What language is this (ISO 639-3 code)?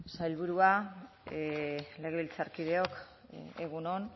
eus